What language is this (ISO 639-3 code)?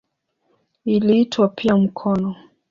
swa